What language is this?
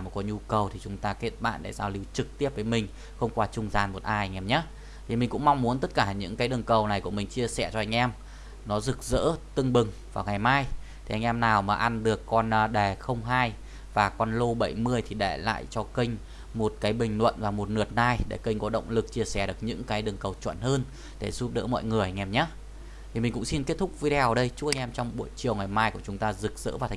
Vietnamese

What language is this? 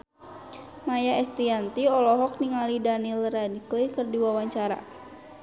Sundanese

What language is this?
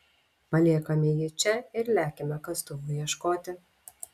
Lithuanian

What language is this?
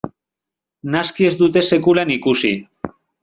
Basque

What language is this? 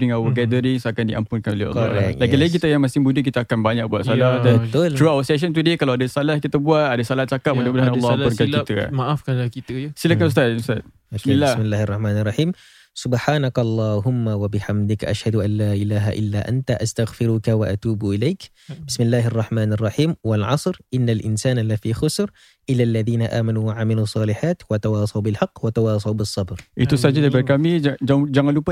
Malay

